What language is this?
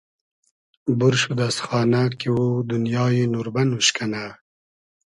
Hazaragi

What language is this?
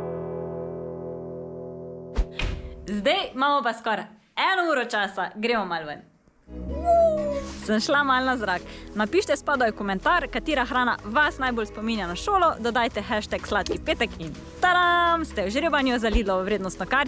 Slovenian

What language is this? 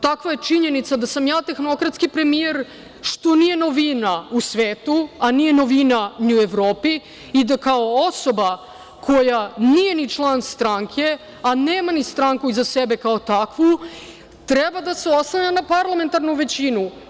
Serbian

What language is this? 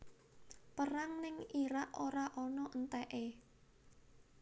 Javanese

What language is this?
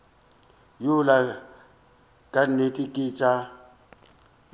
Northern Sotho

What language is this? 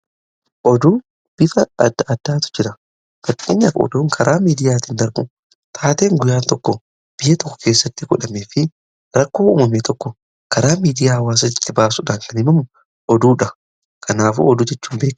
Oromo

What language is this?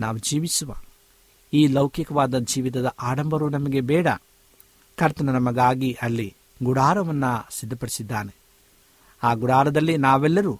Kannada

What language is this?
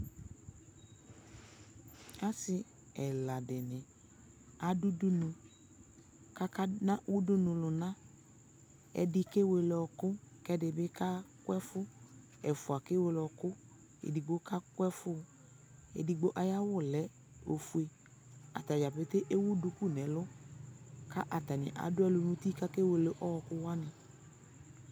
Ikposo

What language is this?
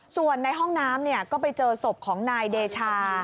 Thai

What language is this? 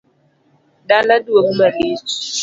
Luo (Kenya and Tanzania)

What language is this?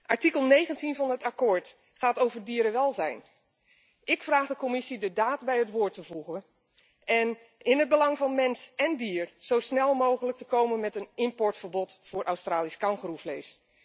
Dutch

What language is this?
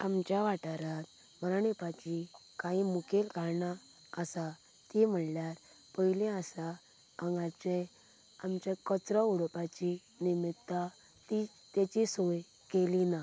Konkani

